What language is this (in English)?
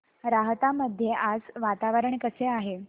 Marathi